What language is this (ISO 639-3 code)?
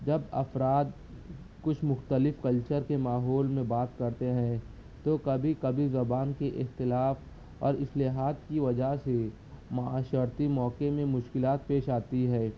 urd